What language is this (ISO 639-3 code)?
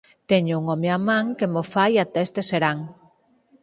glg